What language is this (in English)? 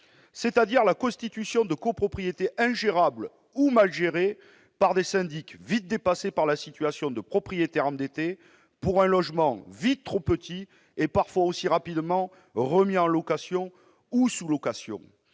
French